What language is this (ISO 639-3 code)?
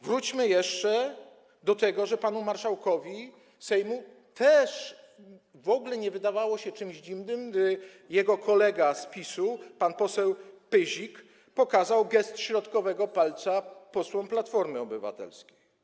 pol